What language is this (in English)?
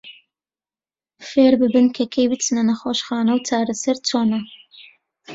Central Kurdish